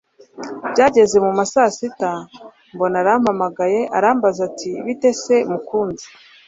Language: Kinyarwanda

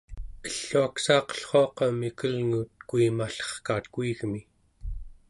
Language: Central Yupik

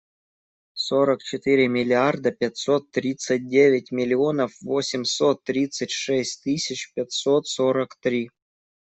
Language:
Russian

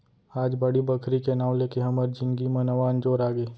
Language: Chhattisgarhi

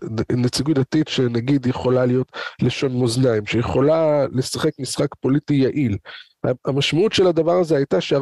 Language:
Hebrew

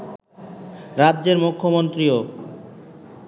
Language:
Bangla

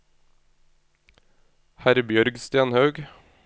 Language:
Norwegian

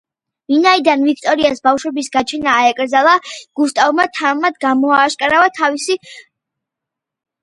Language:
Georgian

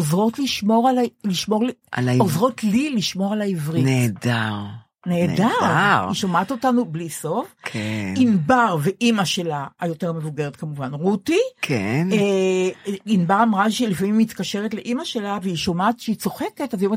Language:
Hebrew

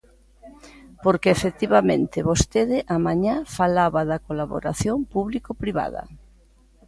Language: Galician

